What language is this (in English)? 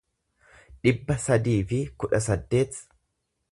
Oromo